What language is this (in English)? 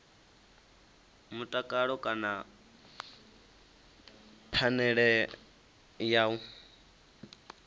Venda